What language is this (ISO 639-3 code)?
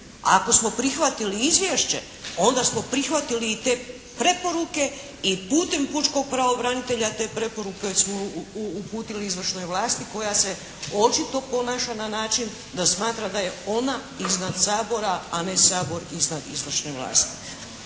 hrv